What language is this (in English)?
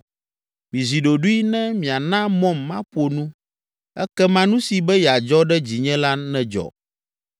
Ewe